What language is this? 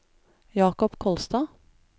Norwegian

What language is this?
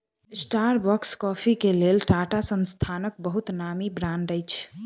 Maithili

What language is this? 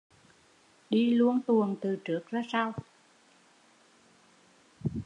Vietnamese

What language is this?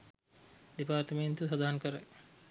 Sinhala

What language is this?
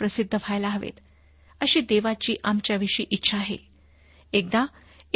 Marathi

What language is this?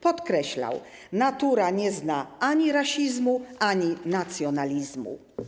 Polish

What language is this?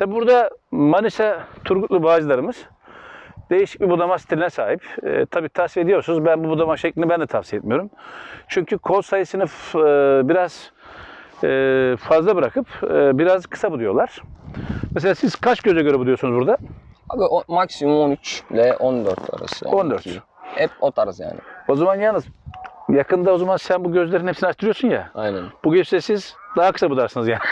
Turkish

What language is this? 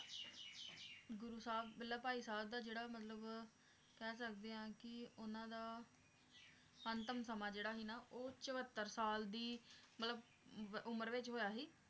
Punjabi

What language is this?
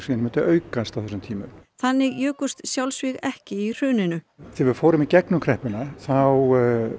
Icelandic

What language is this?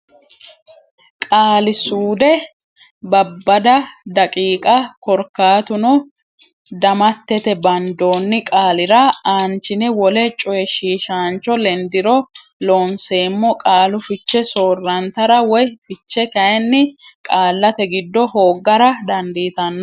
Sidamo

